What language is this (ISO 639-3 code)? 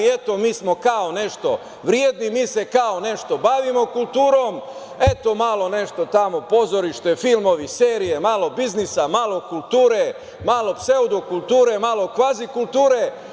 srp